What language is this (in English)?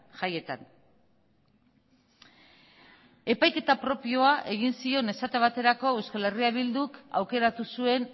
Basque